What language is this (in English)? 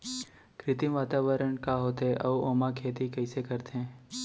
Chhattisgarhi